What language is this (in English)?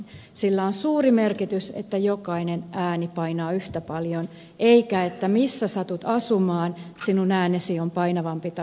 Finnish